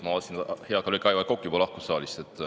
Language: Estonian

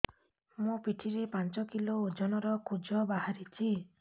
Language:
Odia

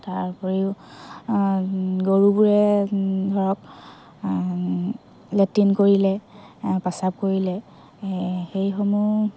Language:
Assamese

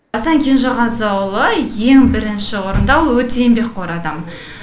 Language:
Kazakh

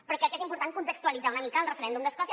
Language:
Catalan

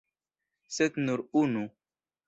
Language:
Esperanto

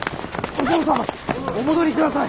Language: Japanese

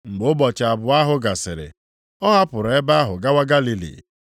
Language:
Igbo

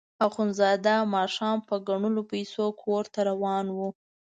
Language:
Pashto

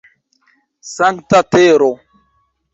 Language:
Esperanto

